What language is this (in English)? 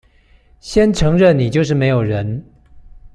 Chinese